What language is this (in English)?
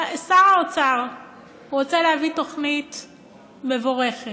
Hebrew